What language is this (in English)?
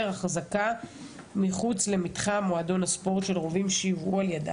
Hebrew